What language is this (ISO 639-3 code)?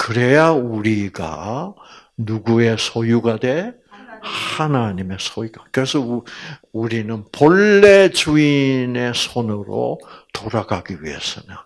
kor